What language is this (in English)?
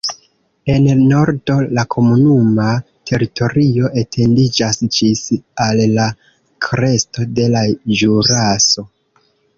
Esperanto